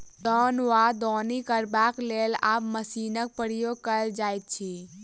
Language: Maithili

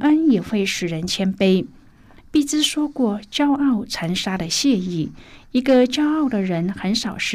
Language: Chinese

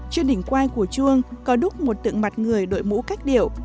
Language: Vietnamese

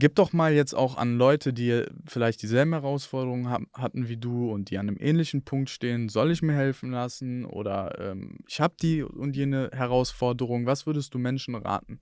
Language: German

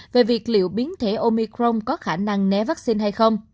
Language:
Vietnamese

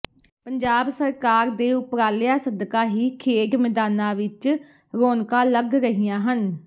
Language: Punjabi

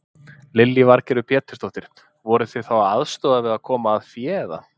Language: Icelandic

